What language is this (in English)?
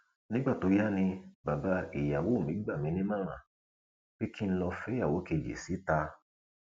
Yoruba